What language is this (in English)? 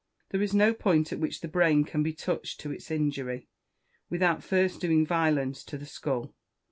English